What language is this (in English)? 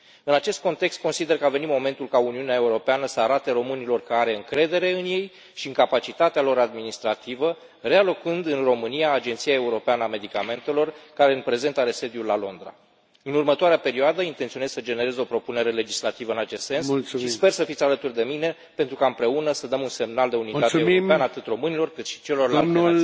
Romanian